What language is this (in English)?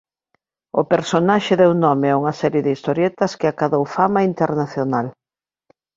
Galician